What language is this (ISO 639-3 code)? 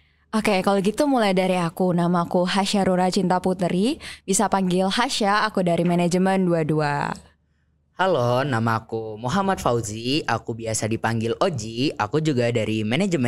ind